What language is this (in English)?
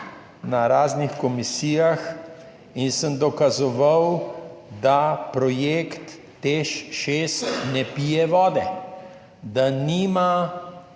Slovenian